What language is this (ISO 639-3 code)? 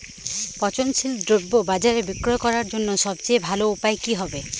ben